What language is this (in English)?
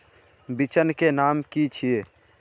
Magahi